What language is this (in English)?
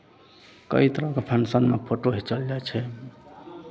Maithili